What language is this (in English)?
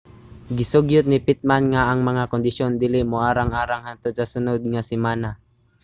Cebuano